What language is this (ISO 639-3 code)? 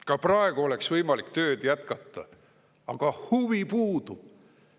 est